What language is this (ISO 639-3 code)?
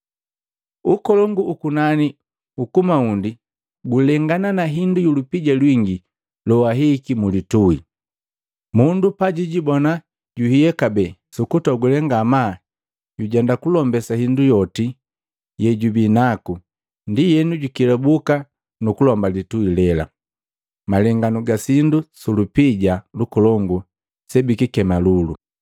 mgv